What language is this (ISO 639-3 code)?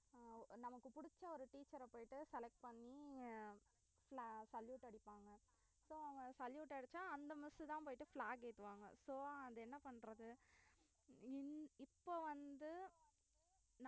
tam